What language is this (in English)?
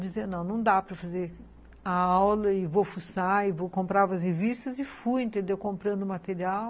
Portuguese